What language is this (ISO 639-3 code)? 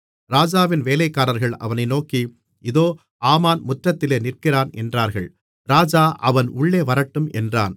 tam